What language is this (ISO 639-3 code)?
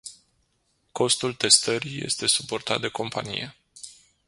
ron